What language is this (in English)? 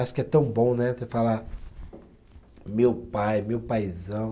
Portuguese